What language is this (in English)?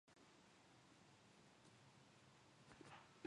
Japanese